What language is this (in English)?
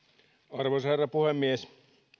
Finnish